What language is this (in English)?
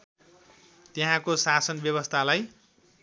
Nepali